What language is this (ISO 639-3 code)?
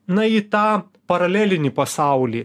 lit